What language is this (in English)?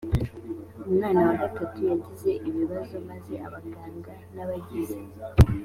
Kinyarwanda